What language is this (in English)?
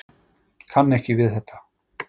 Icelandic